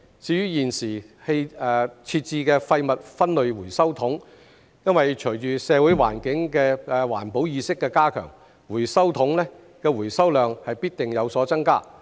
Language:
Cantonese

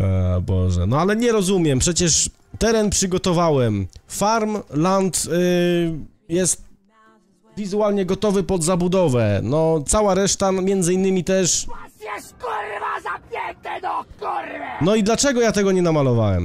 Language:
Polish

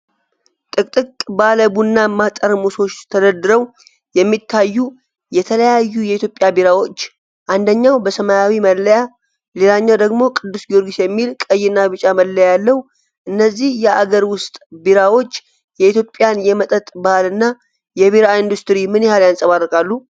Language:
Amharic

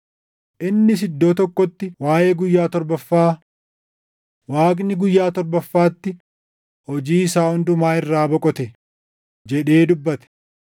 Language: Oromo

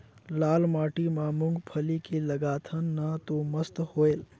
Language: Chhattisgarhi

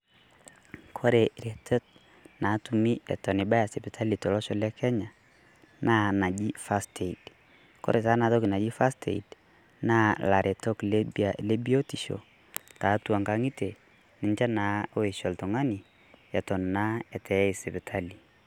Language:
Masai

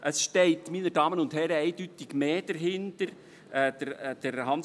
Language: Swiss German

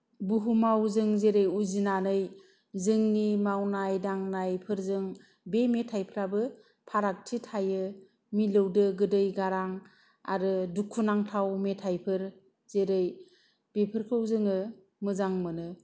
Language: Bodo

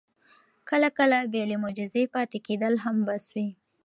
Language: Pashto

